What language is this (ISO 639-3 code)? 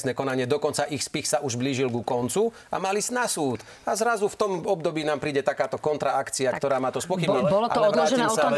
slk